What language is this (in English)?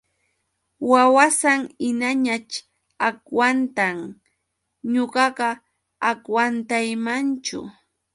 Yauyos Quechua